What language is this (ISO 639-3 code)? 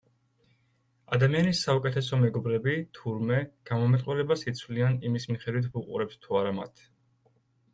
kat